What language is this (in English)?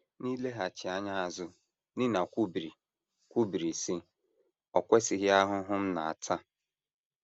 Igbo